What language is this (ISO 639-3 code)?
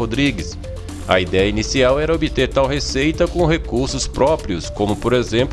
por